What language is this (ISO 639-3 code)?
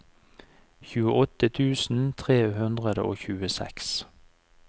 nor